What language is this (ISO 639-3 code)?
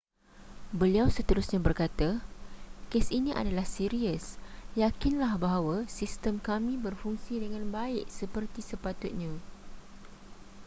msa